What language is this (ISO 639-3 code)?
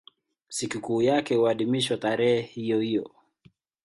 swa